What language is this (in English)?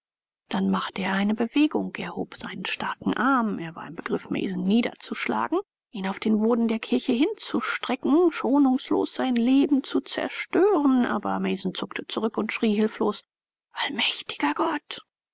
German